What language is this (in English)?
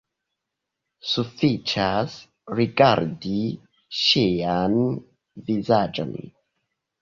Esperanto